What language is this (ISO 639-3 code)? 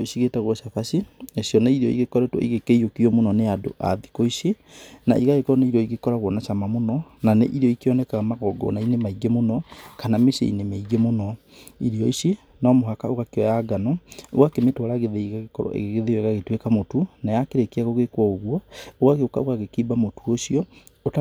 kik